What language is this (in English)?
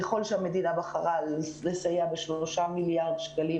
Hebrew